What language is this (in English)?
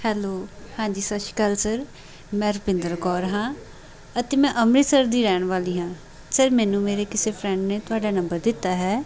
Punjabi